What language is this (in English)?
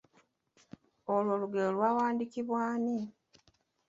Ganda